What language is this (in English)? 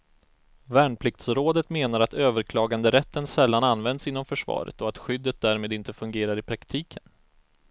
Swedish